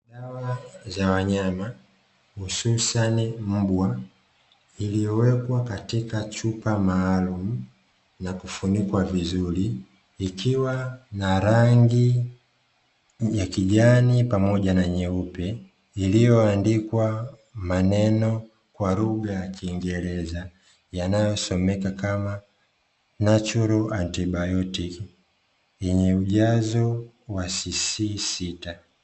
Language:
Swahili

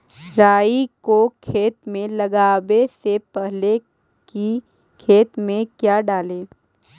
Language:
Magahi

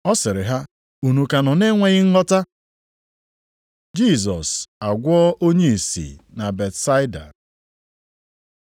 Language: Igbo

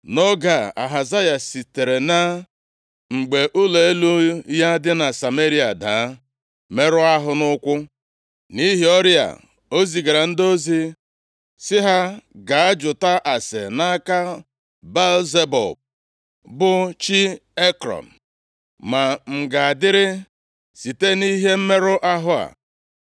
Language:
Igbo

